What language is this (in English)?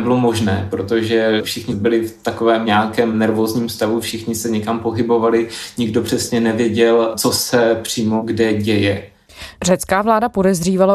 Czech